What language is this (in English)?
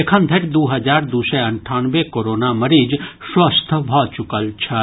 Maithili